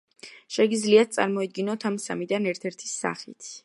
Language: Georgian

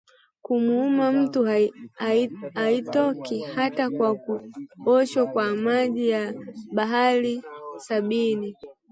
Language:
Swahili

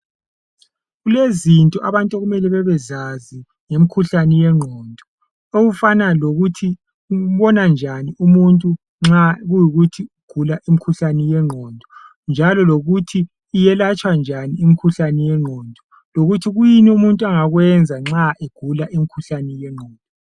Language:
North Ndebele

